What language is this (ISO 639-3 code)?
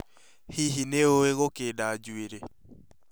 kik